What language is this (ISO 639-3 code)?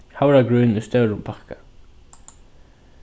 fao